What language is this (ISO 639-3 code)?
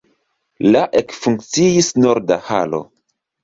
epo